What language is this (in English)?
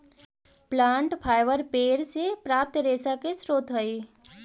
Magahi